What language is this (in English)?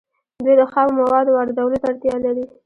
Pashto